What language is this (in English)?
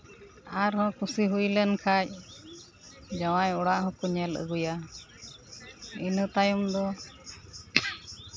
Santali